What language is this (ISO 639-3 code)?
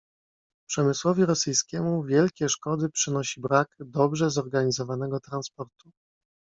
pol